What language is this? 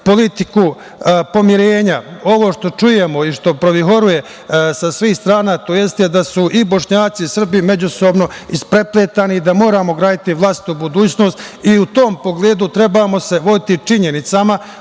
Serbian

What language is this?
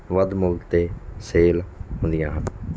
Punjabi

